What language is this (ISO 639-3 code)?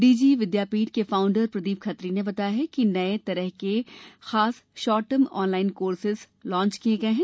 hin